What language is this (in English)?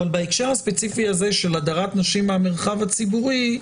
Hebrew